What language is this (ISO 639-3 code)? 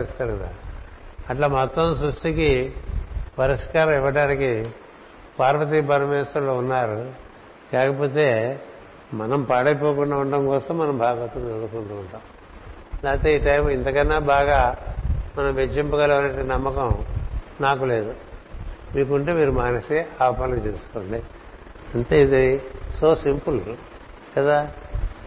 tel